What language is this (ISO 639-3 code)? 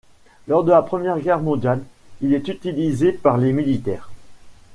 fra